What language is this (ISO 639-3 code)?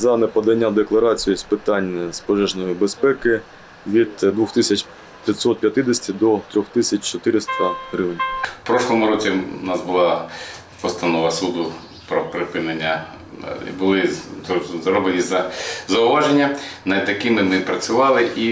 ukr